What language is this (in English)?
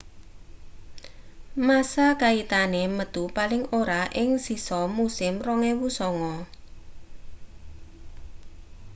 Javanese